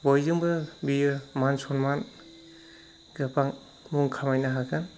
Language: Bodo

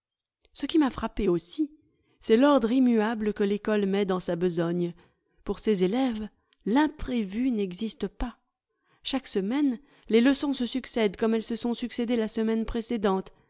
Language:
French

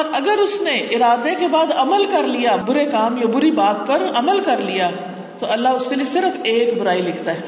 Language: Urdu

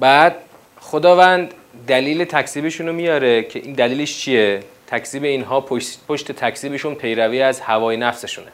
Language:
Persian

